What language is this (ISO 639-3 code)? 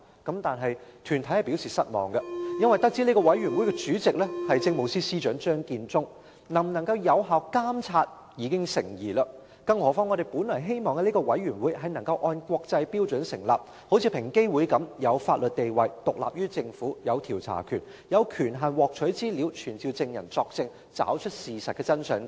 yue